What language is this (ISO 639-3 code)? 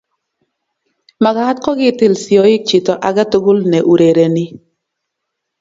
kln